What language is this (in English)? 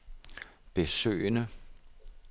Danish